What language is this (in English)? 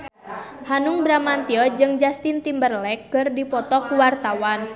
Sundanese